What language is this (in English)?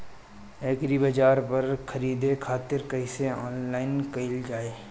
Bhojpuri